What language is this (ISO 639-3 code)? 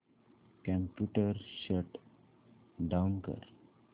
mar